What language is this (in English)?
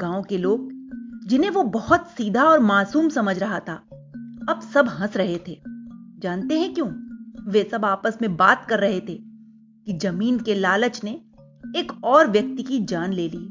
Hindi